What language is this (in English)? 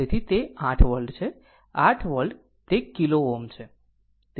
Gujarati